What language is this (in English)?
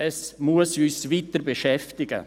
Swiss German